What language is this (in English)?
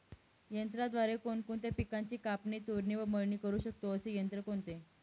Marathi